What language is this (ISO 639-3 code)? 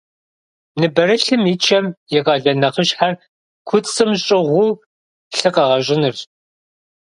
kbd